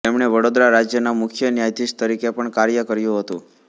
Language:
Gujarati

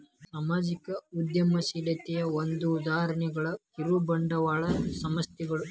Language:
Kannada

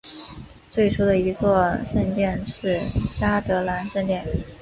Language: Chinese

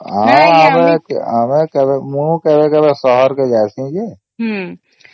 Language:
Odia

